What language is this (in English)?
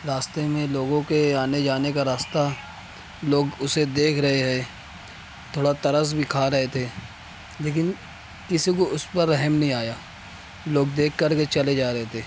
Urdu